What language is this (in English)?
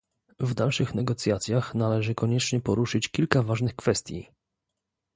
Polish